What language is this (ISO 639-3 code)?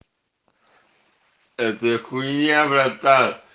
rus